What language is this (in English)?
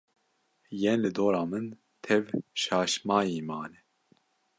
Kurdish